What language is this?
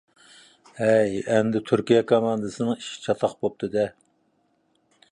Uyghur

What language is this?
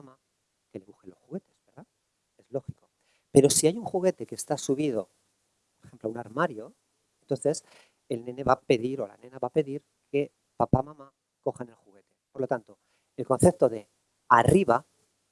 Spanish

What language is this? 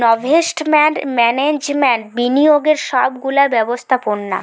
Bangla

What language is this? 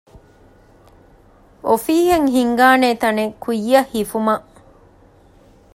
Divehi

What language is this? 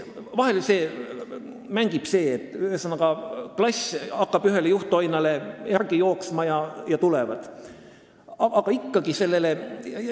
Estonian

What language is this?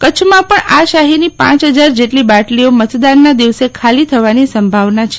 Gujarati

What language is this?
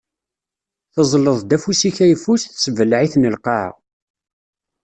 Kabyle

